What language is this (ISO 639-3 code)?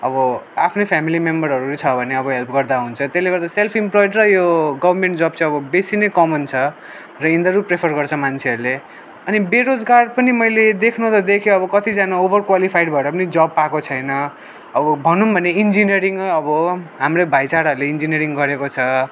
nep